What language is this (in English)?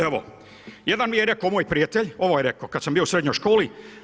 Croatian